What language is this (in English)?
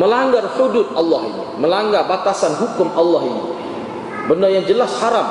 Malay